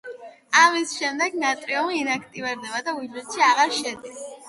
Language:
Georgian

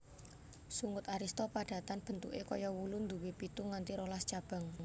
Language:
Javanese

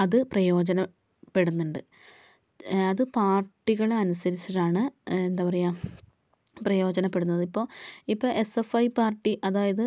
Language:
Malayalam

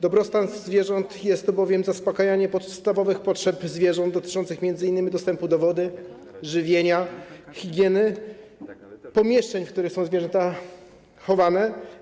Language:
Polish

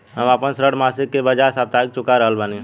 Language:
Bhojpuri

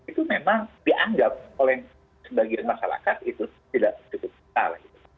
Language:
Indonesian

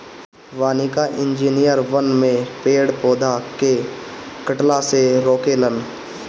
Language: Bhojpuri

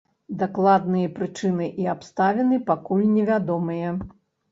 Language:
Belarusian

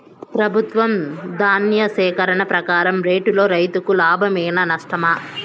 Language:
Telugu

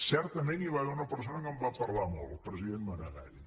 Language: Catalan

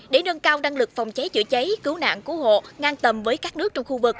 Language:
Vietnamese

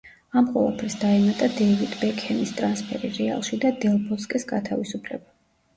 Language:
Georgian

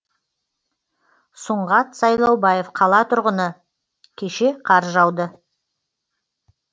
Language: Kazakh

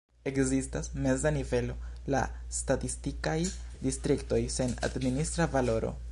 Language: Esperanto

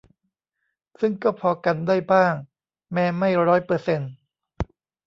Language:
Thai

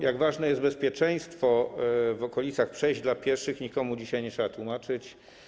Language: Polish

